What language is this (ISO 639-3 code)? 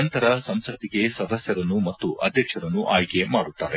kan